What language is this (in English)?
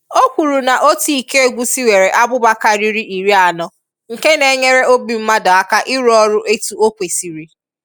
Igbo